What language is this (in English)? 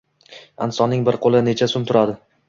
Uzbek